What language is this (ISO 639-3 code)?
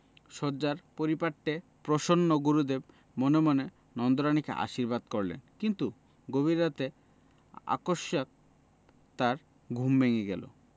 ben